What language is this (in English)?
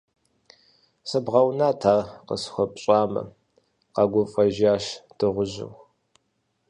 Kabardian